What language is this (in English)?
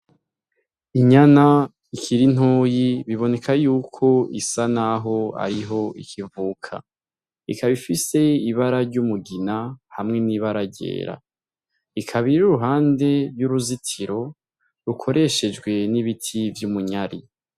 Rundi